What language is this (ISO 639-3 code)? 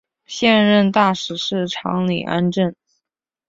zho